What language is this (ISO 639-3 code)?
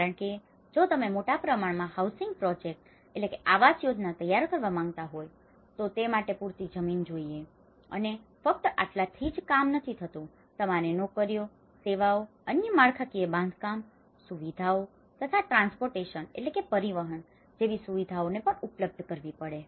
guj